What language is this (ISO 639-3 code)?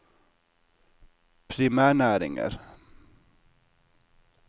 nor